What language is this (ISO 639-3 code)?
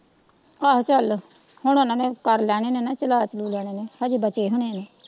pan